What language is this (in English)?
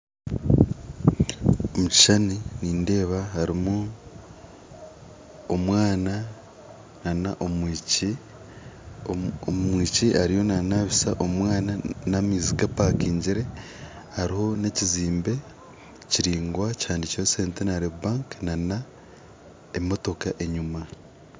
Nyankole